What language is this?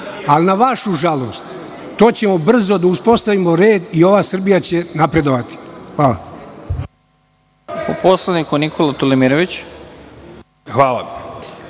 Serbian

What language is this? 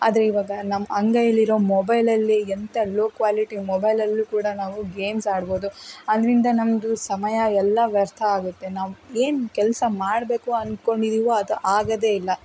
Kannada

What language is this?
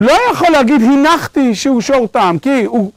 Hebrew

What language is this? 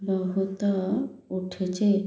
Odia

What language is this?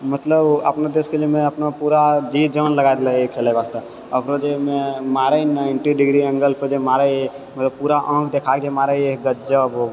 Maithili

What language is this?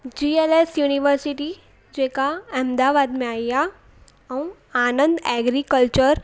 Sindhi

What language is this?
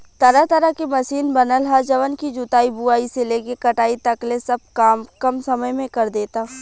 Bhojpuri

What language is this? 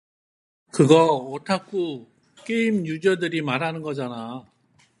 Korean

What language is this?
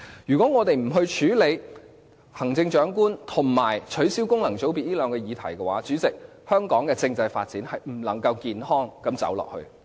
Cantonese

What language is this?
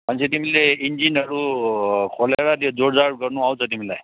Nepali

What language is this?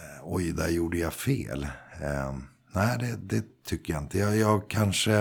Swedish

